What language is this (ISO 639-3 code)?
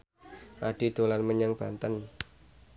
jav